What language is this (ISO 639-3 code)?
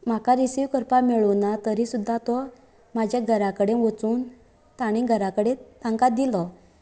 kok